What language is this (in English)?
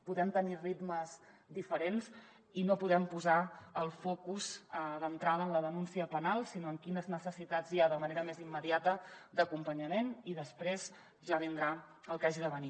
Catalan